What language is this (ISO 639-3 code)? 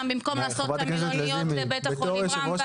heb